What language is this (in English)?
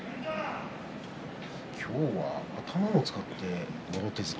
Japanese